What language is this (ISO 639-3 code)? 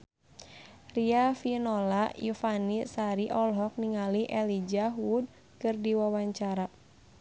sun